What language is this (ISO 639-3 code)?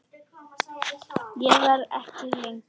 isl